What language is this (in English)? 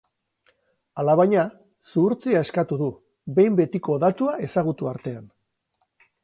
Basque